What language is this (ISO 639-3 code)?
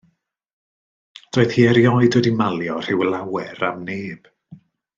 cym